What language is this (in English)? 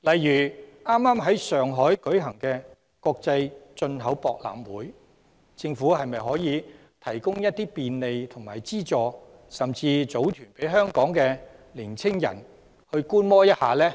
Cantonese